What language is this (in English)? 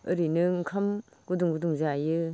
Bodo